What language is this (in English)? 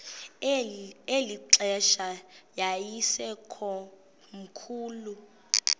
Xhosa